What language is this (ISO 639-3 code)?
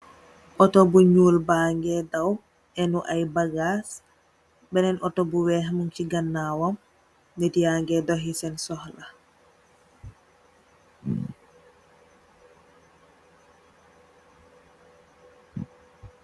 wol